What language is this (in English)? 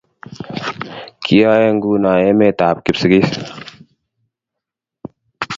Kalenjin